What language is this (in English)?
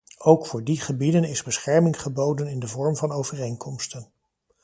Dutch